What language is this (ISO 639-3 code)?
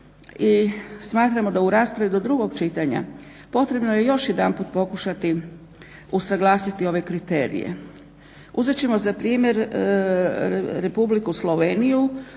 hrv